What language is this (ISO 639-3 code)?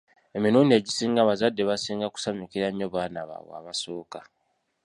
lug